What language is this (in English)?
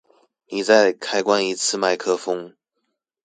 Chinese